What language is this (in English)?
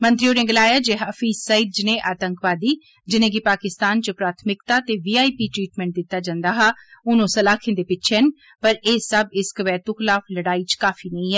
Dogri